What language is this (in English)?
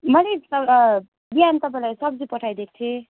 Nepali